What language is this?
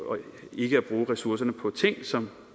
Danish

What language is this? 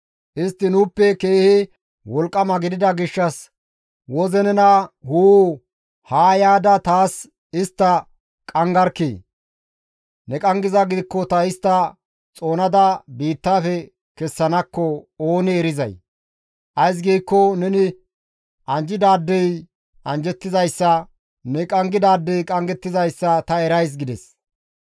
Gamo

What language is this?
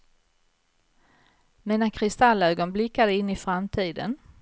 Swedish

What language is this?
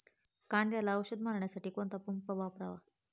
Marathi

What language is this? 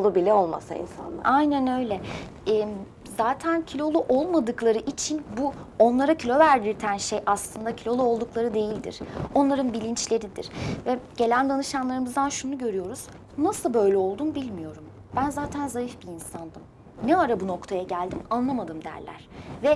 Turkish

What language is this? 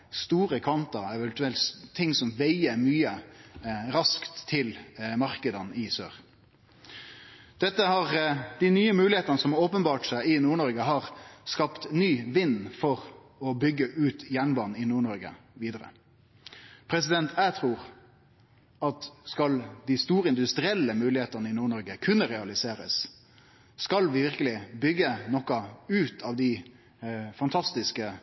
Norwegian Nynorsk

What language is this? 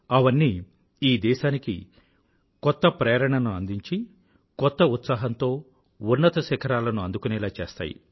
Telugu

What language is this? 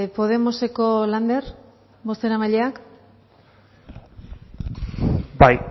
Basque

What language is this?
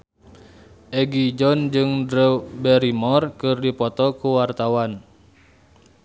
Sundanese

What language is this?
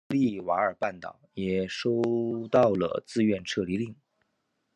Chinese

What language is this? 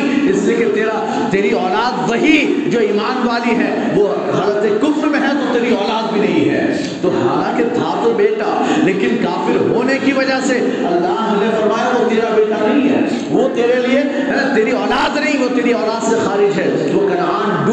Urdu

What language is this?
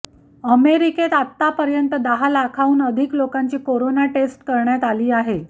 Marathi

